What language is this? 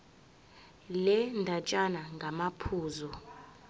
Zulu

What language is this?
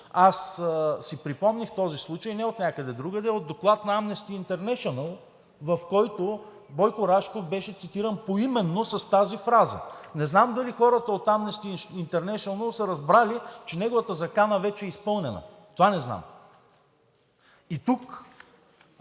Bulgarian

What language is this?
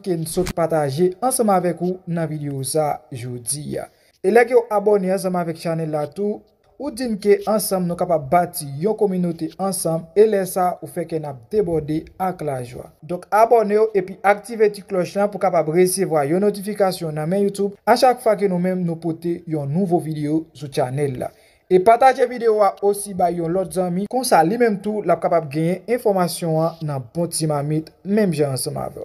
French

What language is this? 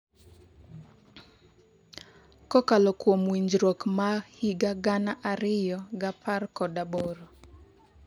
Luo (Kenya and Tanzania)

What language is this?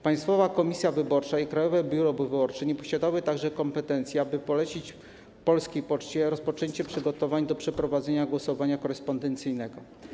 Polish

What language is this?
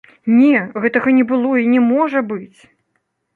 Belarusian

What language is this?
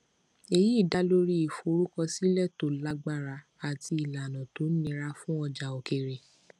Yoruba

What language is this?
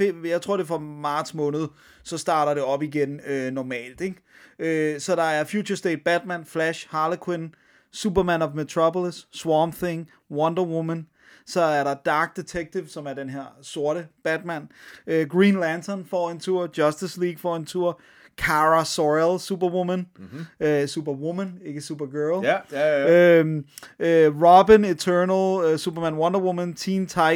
Danish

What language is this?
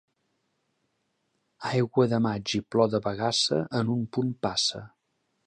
Catalan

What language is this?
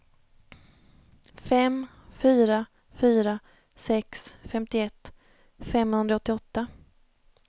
Swedish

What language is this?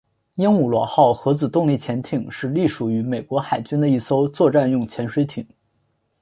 Chinese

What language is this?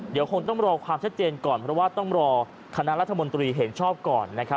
Thai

